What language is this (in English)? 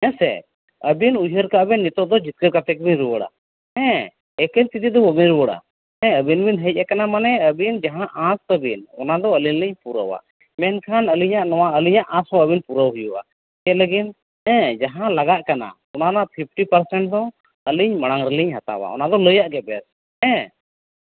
Santali